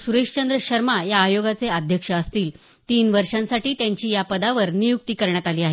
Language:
Marathi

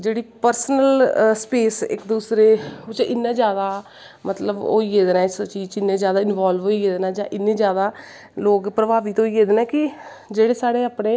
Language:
Dogri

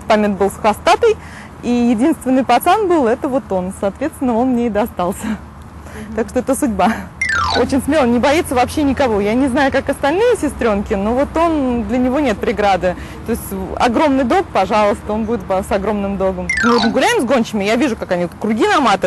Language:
Russian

